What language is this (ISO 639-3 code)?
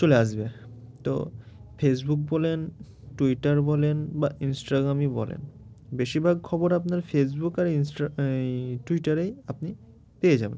ben